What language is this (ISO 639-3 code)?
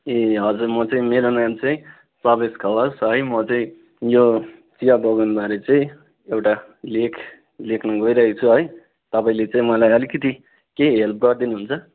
nep